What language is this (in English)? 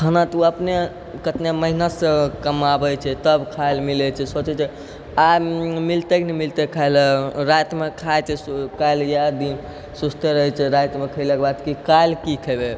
Maithili